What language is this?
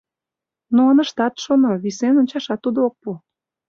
Mari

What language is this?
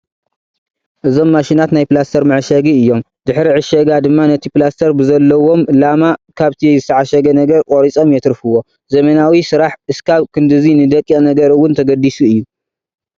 Tigrinya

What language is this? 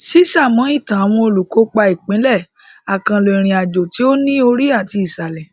Yoruba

